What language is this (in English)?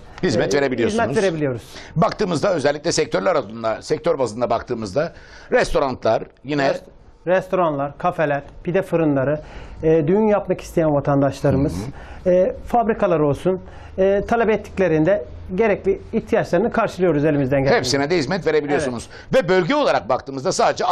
Turkish